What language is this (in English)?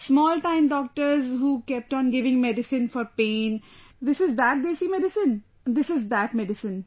English